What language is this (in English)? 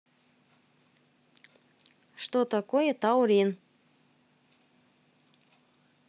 Russian